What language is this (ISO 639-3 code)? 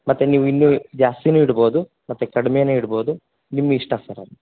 kan